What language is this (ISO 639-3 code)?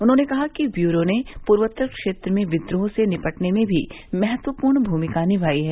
hin